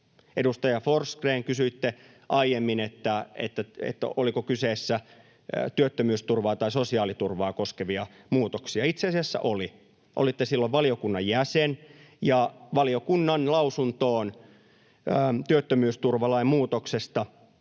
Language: Finnish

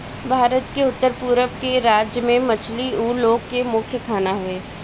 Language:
Bhojpuri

